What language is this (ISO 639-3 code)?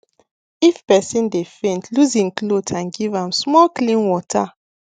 pcm